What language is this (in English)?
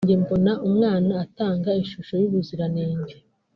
Kinyarwanda